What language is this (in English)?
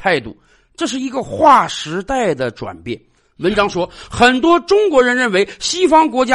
Chinese